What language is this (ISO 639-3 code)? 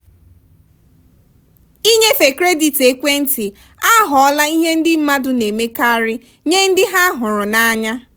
ibo